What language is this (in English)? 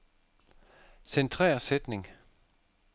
Danish